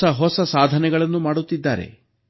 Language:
Kannada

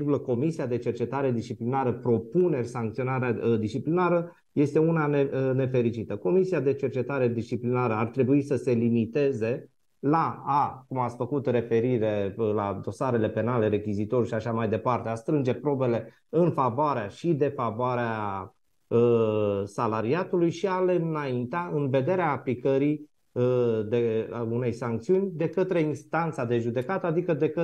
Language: Romanian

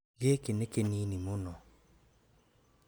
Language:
Kikuyu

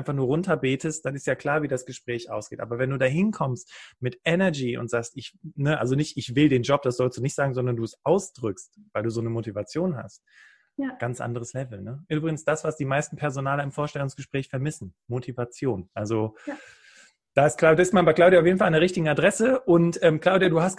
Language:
German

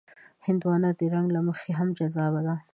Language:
Pashto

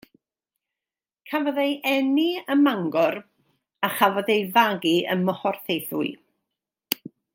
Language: Welsh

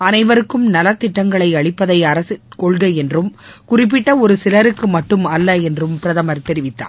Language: Tamil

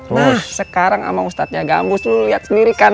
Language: Indonesian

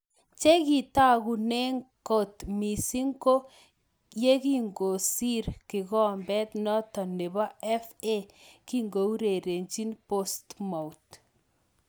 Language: Kalenjin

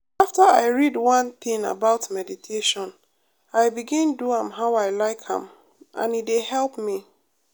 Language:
Nigerian Pidgin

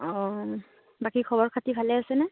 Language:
Assamese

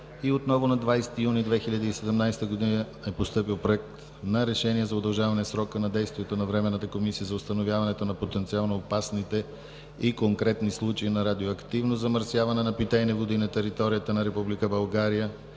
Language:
Bulgarian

